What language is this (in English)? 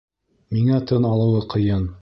Bashkir